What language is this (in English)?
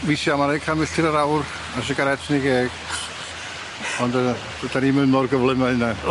Welsh